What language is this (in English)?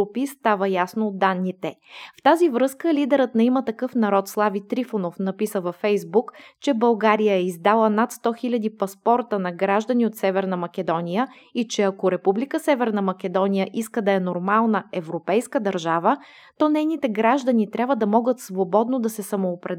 Bulgarian